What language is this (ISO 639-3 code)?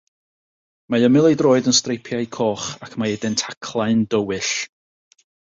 cym